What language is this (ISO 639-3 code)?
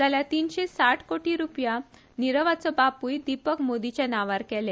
kok